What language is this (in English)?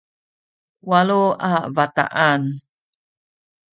Sakizaya